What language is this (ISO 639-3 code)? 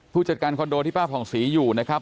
tha